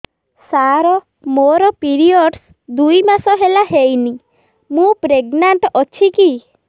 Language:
Odia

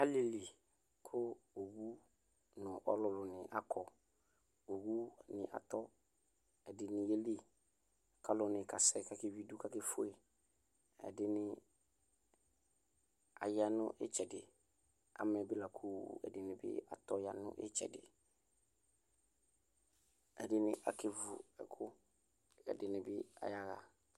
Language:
Ikposo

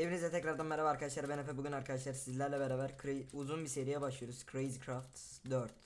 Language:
Turkish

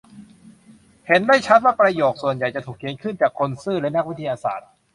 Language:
Thai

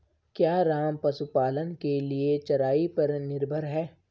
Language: Hindi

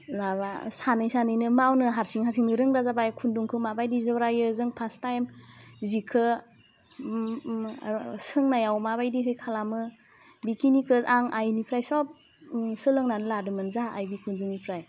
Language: Bodo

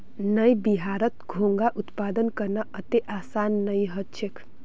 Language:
Magahi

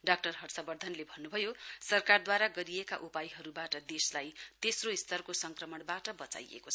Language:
Nepali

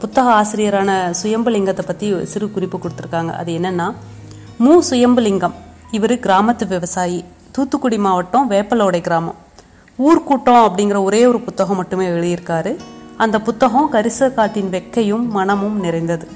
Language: Tamil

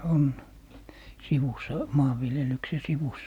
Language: Finnish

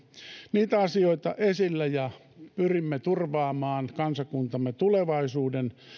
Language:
Finnish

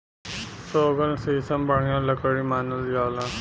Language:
Bhojpuri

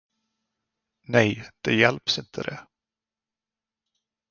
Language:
Swedish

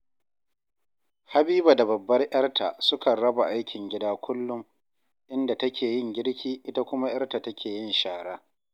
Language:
Hausa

